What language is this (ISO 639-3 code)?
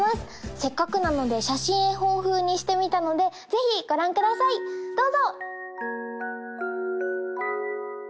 jpn